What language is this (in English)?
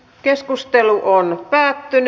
Finnish